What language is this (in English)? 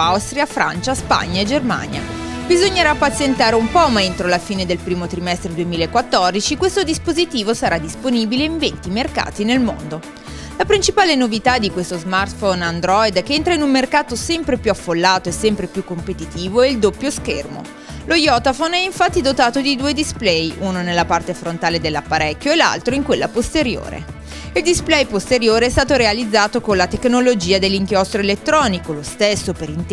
Italian